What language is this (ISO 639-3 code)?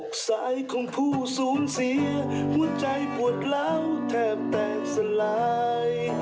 tha